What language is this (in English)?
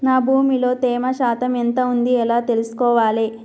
Telugu